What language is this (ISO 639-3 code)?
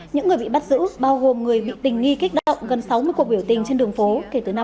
vie